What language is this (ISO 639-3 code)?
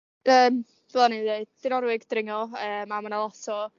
cym